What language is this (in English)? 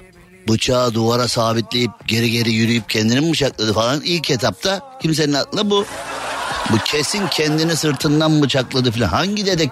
Turkish